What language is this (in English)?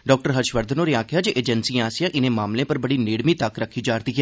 Dogri